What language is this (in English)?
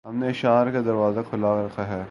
Urdu